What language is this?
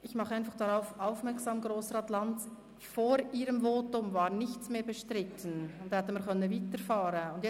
Swiss German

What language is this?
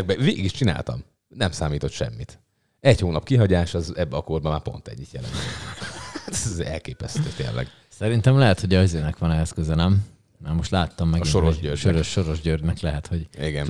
Hungarian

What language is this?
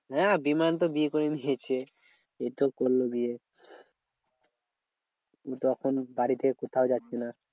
Bangla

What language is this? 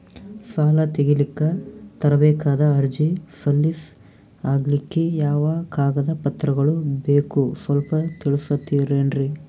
Kannada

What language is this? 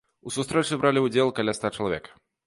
Belarusian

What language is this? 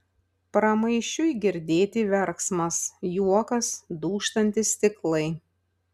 Lithuanian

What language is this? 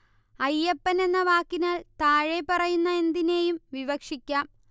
Malayalam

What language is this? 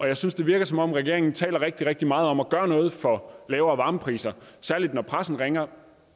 Danish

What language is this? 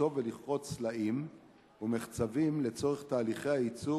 Hebrew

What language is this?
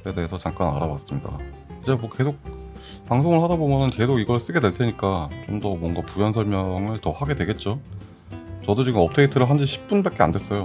Korean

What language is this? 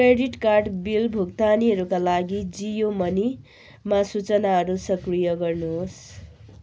Nepali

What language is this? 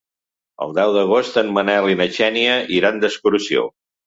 Catalan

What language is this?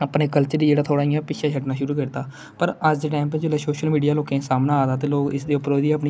Dogri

